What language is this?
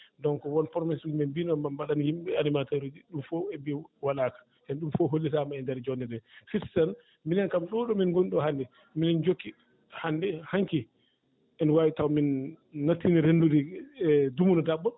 Fula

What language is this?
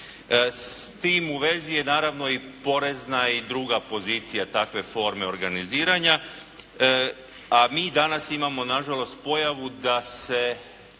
Croatian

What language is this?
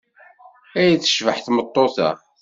Kabyle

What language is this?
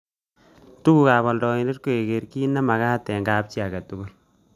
Kalenjin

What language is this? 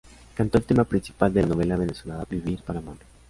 Spanish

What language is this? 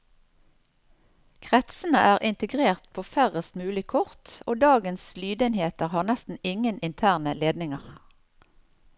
Norwegian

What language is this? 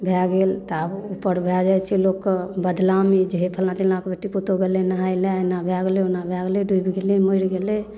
Maithili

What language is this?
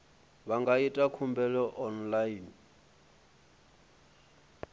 Venda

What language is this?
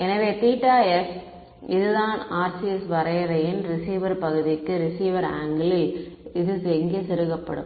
Tamil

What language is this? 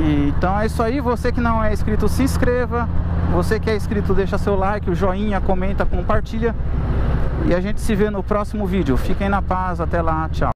Portuguese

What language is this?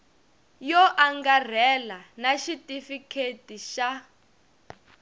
Tsonga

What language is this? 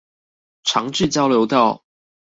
Chinese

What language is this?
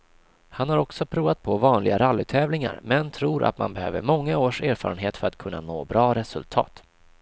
Swedish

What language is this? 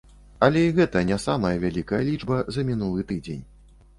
Belarusian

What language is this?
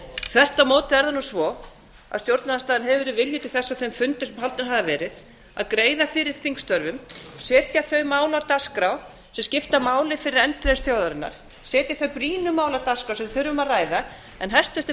Icelandic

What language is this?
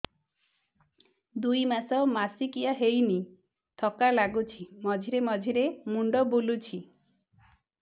Odia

